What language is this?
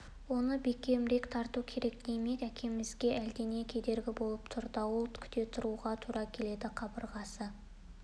Kazakh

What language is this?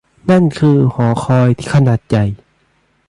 Thai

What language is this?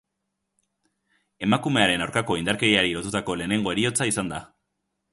Basque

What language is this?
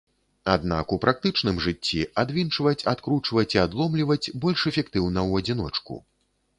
Belarusian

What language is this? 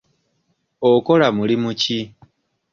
Ganda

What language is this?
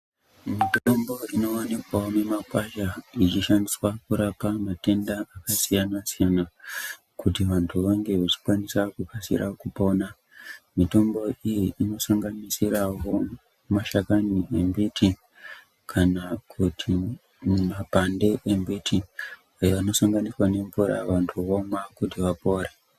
Ndau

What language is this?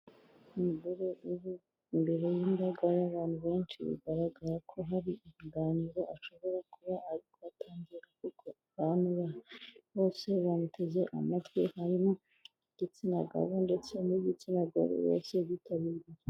Kinyarwanda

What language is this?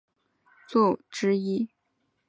Chinese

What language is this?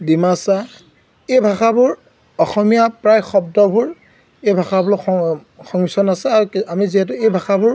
Assamese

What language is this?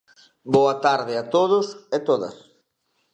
Galician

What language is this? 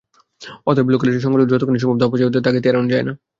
Bangla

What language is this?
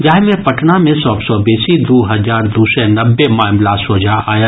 Maithili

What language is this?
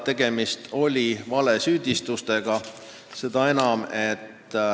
Estonian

